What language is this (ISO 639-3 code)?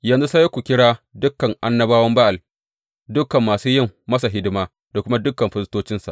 hau